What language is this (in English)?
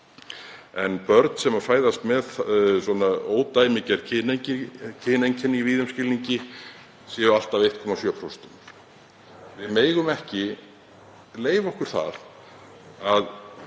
Icelandic